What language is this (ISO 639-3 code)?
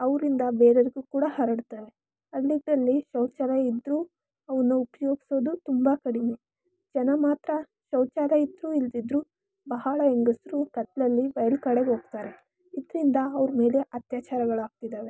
kan